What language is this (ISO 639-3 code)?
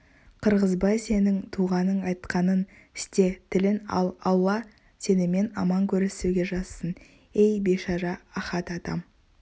kaz